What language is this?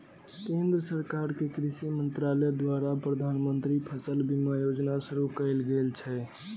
Maithili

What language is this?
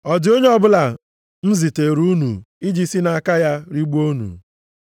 Igbo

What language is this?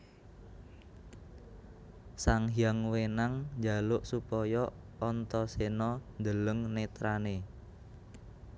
Javanese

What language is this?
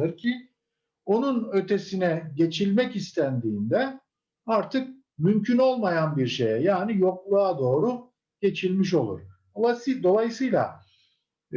Turkish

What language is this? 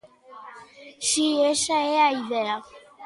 Galician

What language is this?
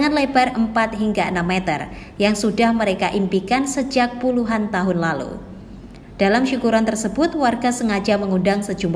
Indonesian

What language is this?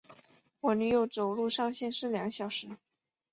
Chinese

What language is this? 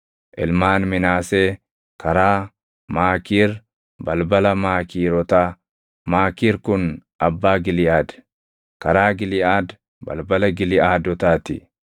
Oromo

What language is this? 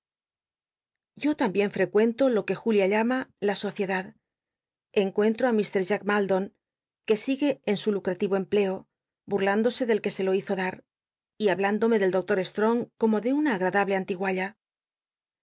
Spanish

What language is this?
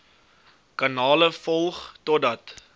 Afrikaans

